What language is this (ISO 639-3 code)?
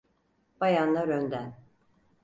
tur